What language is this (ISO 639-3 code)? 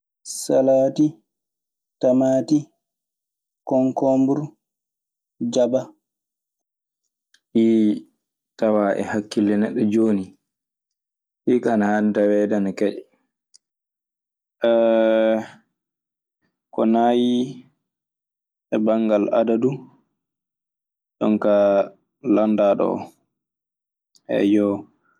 ffm